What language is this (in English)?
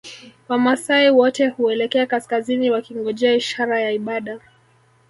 Swahili